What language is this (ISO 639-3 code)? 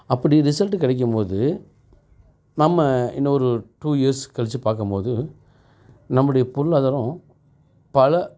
tam